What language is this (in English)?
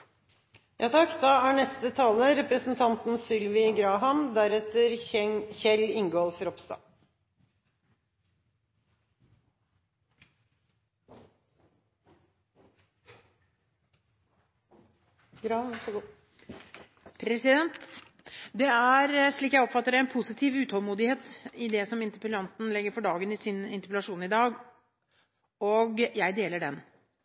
Norwegian Bokmål